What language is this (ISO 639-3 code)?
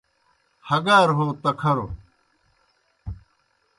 plk